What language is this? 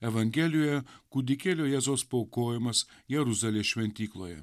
Lithuanian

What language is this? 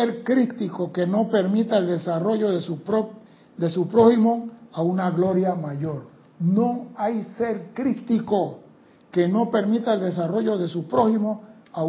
Spanish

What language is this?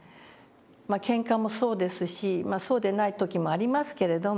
Japanese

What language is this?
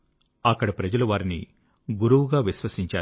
Telugu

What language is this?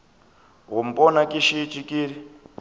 Northern Sotho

